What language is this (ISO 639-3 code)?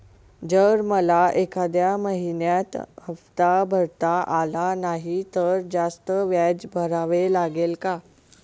mar